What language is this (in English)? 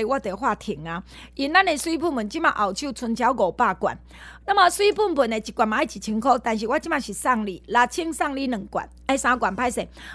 Chinese